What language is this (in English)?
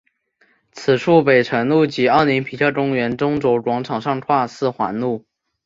Chinese